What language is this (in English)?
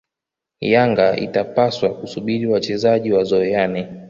Swahili